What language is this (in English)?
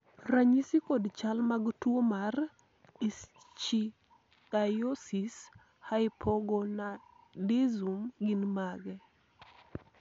Luo (Kenya and Tanzania)